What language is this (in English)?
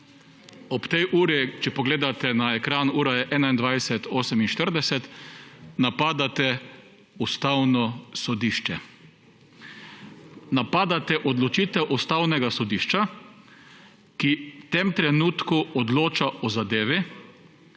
Slovenian